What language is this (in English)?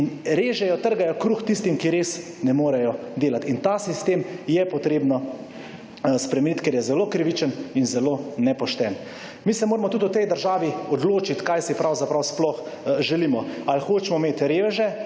Slovenian